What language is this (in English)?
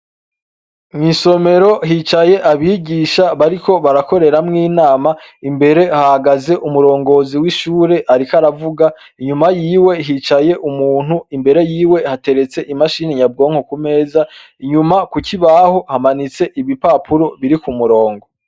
Rundi